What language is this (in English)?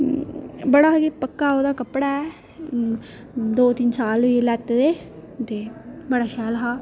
Dogri